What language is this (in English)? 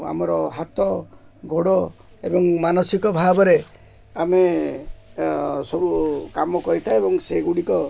Odia